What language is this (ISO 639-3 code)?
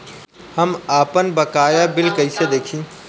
bho